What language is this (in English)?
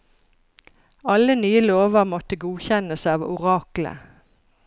Norwegian